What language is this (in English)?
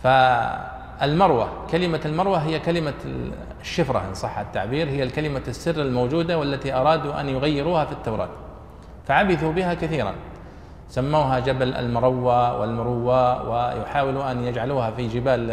Arabic